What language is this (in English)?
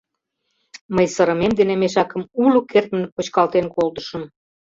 Mari